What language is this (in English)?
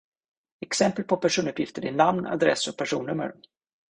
Swedish